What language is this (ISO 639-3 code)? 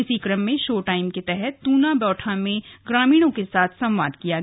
hin